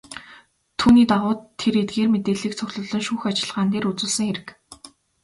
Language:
Mongolian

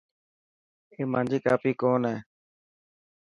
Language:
Dhatki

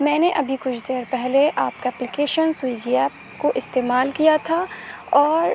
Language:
Urdu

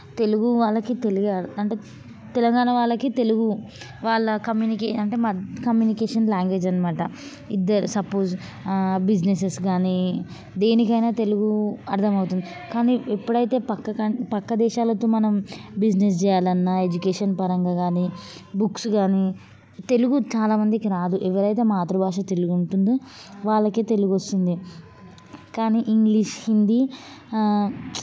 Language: Telugu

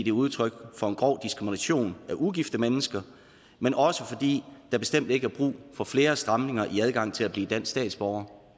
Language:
Danish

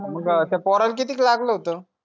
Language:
Marathi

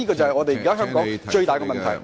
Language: Cantonese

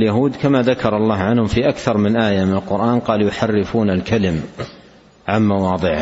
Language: Arabic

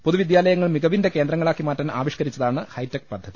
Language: Malayalam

